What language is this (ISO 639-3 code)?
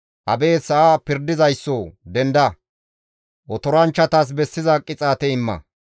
gmv